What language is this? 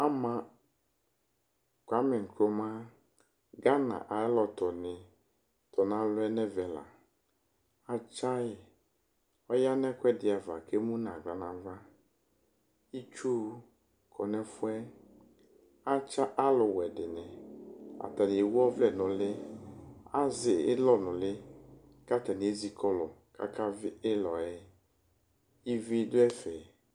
Ikposo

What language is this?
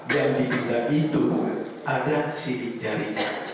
Indonesian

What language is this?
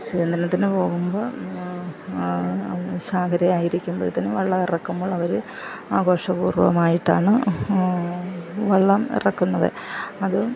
Malayalam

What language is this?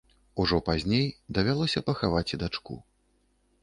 Belarusian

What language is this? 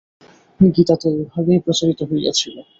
Bangla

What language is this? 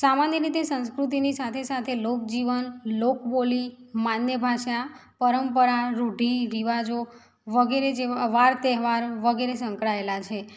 Gujarati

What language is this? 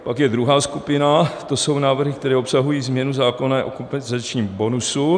Czech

